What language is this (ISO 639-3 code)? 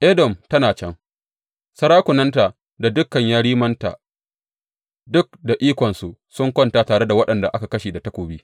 hau